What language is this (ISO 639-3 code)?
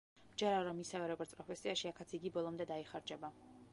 kat